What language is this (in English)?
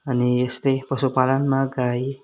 Nepali